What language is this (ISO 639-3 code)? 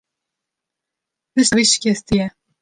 kur